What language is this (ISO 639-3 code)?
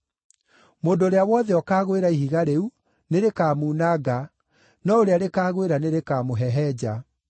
kik